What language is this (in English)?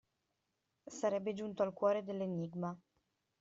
Italian